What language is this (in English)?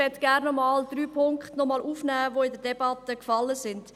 Swiss German